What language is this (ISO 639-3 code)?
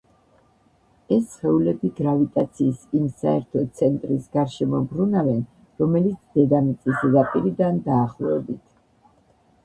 kat